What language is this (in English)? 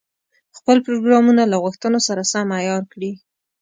Pashto